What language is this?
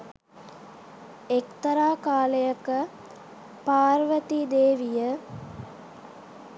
Sinhala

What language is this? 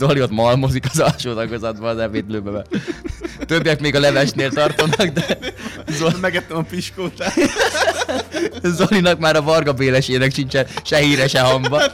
Hungarian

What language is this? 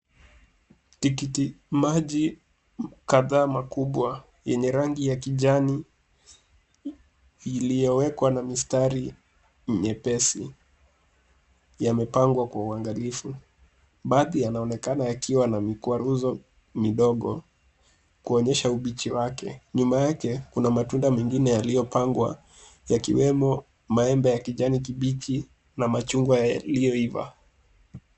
Swahili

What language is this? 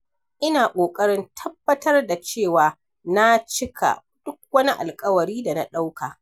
Hausa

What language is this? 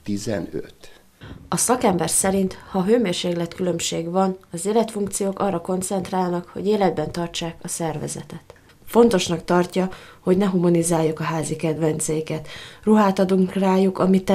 Hungarian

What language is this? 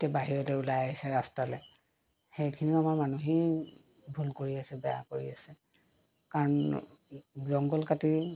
Assamese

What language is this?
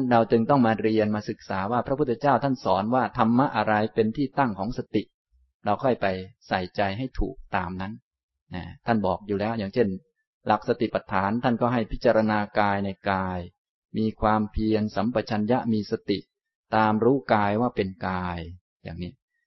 Thai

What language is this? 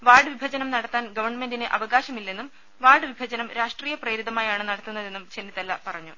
Malayalam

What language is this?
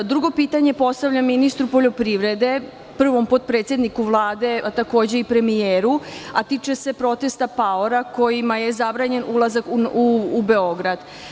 Serbian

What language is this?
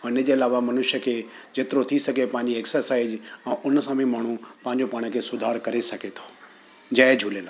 Sindhi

